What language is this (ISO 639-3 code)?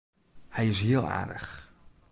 fry